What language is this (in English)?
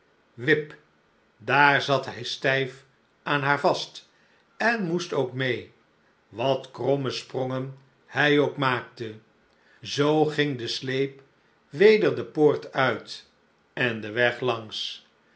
Dutch